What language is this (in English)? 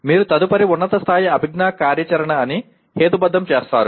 Telugu